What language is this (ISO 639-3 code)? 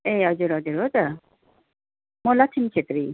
nep